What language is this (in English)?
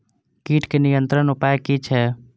Maithili